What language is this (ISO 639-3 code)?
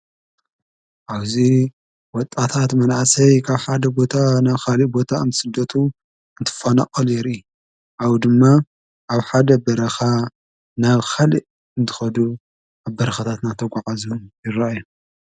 tir